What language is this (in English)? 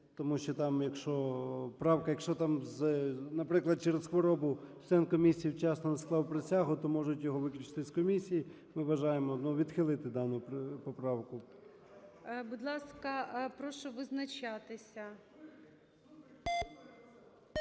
Ukrainian